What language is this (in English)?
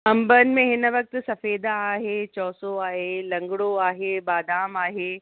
Sindhi